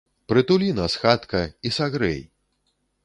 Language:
Belarusian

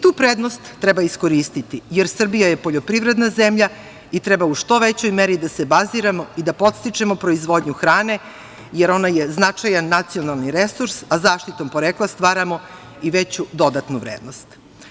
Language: Serbian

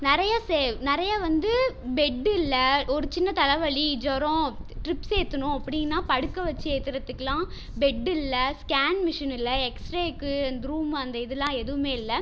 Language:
Tamil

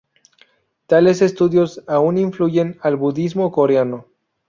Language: Spanish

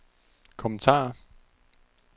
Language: Danish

